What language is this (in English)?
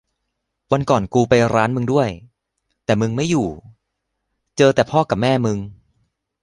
Thai